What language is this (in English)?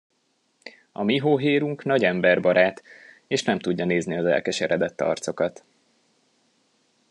Hungarian